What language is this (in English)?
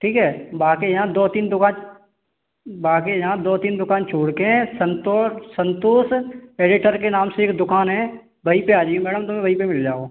Hindi